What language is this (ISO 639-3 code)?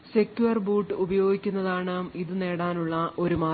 mal